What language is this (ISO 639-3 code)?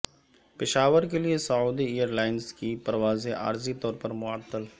urd